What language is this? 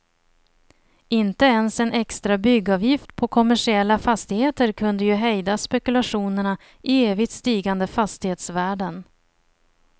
Swedish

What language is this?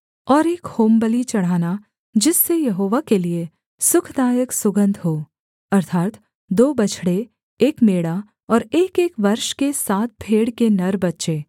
Hindi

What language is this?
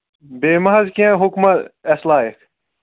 Kashmiri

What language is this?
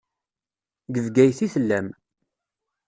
Kabyle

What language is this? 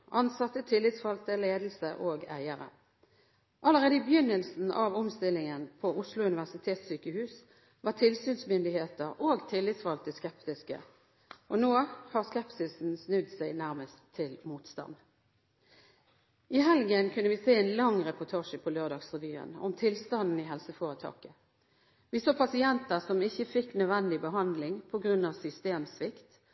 Norwegian Bokmål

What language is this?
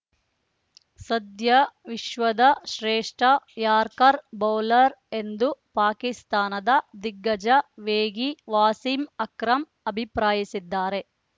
Kannada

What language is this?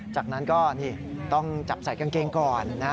Thai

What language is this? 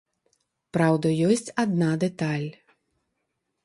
Belarusian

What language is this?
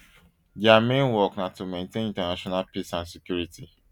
Nigerian Pidgin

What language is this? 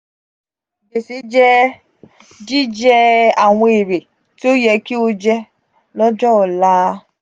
Yoruba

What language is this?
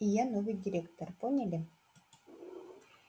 Russian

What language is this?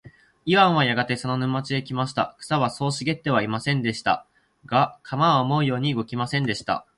Japanese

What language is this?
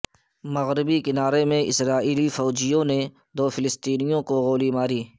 Urdu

